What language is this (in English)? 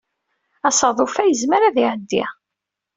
Kabyle